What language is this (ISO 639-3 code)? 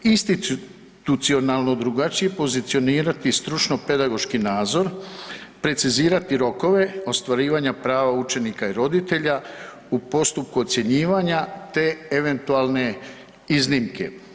hrv